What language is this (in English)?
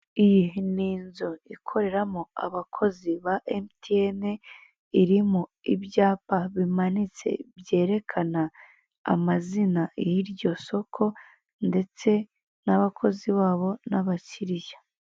Kinyarwanda